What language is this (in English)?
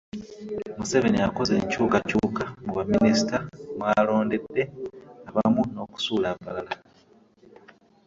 Ganda